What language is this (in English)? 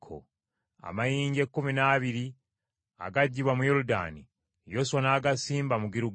Ganda